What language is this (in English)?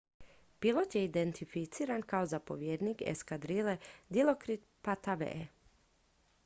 Croatian